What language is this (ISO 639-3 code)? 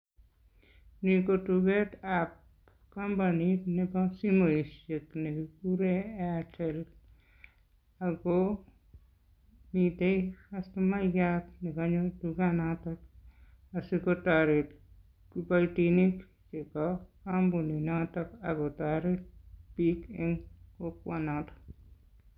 kln